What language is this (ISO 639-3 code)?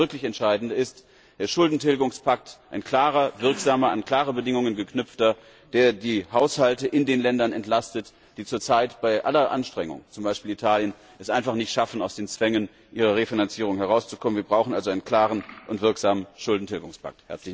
deu